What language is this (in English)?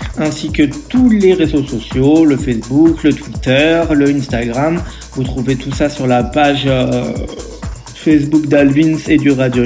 French